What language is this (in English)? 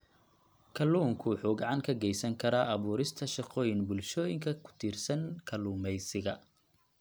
Somali